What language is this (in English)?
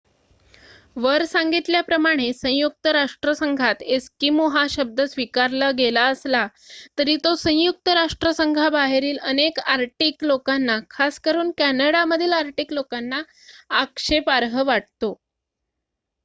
Marathi